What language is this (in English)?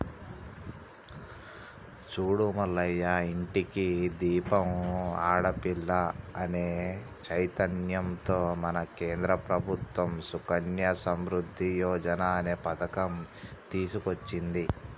Telugu